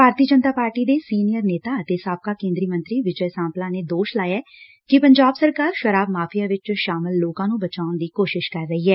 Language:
Punjabi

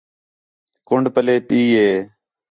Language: Khetrani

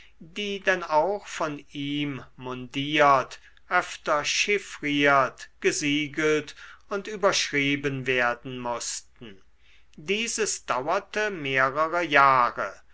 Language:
German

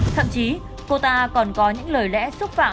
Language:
Vietnamese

